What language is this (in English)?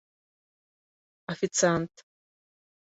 Bashkir